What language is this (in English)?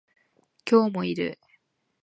Japanese